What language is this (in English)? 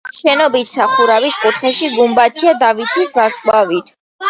Georgian